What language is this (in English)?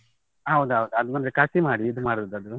Kannada